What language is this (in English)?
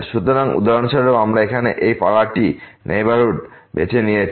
Bangla